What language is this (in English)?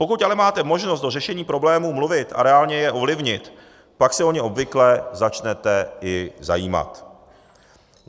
Czech